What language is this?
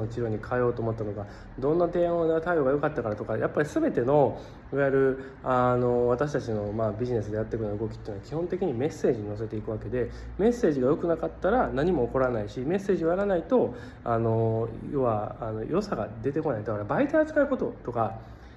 Japanese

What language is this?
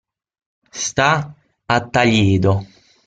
Italian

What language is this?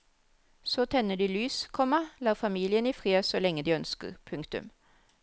Norwegian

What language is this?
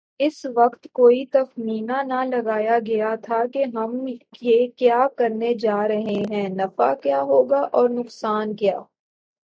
Urdu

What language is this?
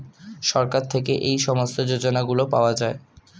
Bangla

